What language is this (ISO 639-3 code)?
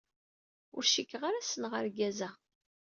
kab